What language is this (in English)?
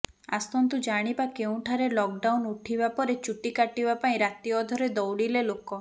Odia